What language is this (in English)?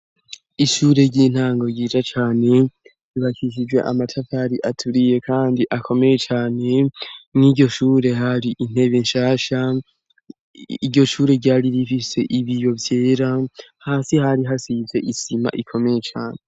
Rundi